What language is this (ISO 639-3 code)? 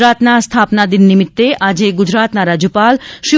guj